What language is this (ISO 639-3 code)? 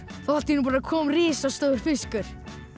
isl